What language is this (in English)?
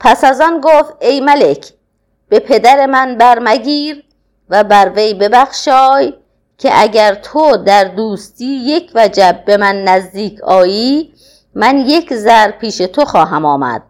Persian